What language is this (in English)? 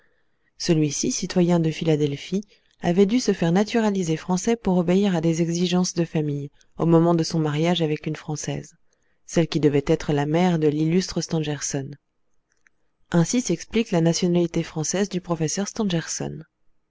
French